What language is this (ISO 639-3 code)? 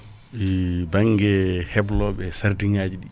ful